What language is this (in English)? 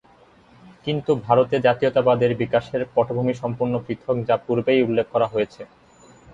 Bangla